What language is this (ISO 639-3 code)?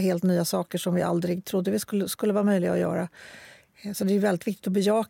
swe